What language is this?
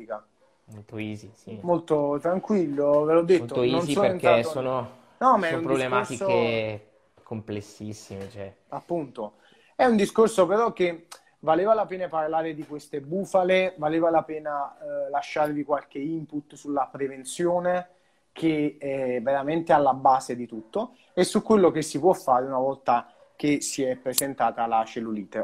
Italian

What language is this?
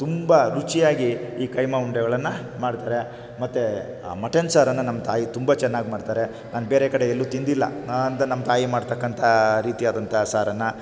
Kannada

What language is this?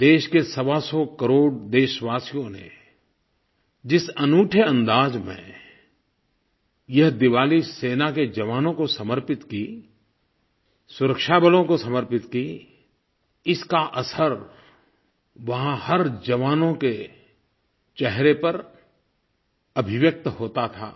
Hindi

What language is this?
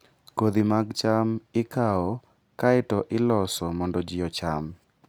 Luo (Kenya and Tanzania)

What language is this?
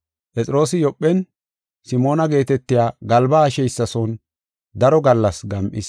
Gofa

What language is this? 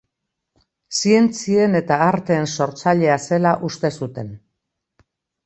Basque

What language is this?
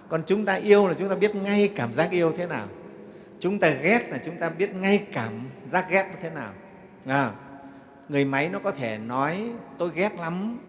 Vietnamese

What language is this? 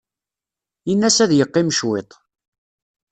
Kabyle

